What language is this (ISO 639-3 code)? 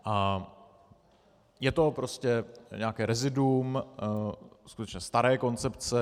ces